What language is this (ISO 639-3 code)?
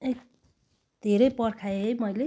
nep